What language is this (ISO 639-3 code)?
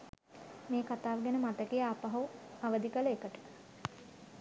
sin